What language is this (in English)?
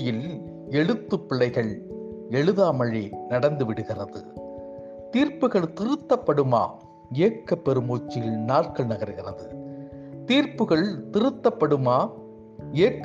Tamil